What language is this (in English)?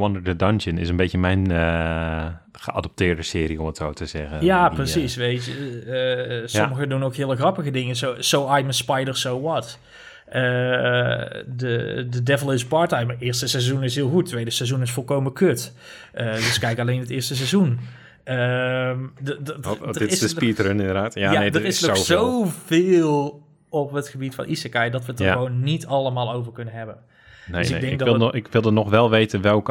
Dutch